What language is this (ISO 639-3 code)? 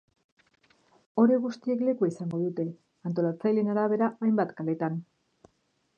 eus